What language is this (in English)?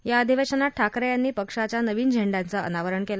Marathi